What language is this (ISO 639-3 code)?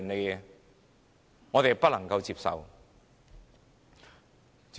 yue